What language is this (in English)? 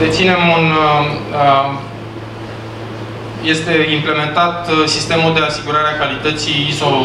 Romanian